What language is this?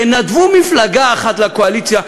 Hebrew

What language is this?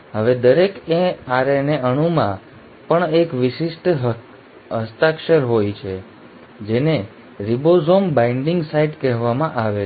Gujarati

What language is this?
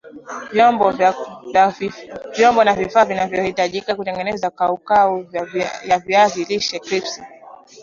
Swahili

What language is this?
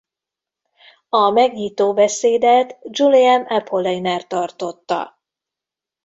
Hungarian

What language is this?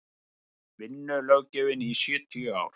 Icelandic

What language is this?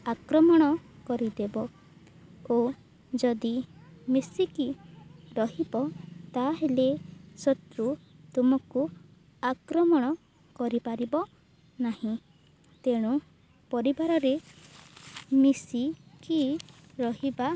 Odia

